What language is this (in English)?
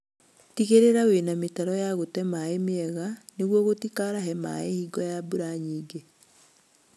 Kikuyu